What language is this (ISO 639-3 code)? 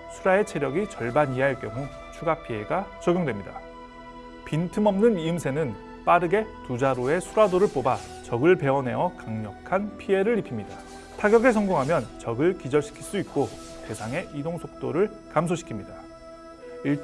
kor